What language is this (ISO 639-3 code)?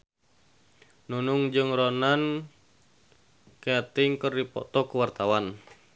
sun